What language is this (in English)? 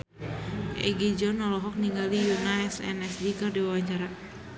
Sundanese